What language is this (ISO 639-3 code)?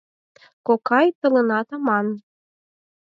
chm